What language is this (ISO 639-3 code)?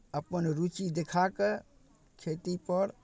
mai